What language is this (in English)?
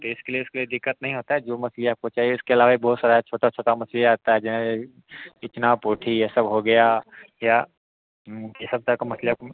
Hindi